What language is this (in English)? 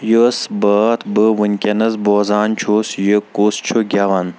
Kashmiri